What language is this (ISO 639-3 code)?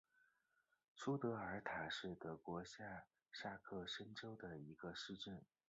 zho